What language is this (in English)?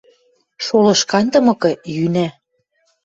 Western Mari